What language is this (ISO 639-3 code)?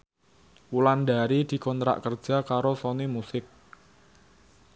jav